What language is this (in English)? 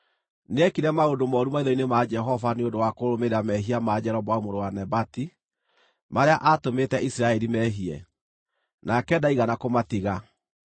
Kikuyu